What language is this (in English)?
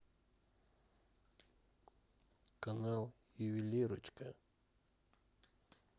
Russian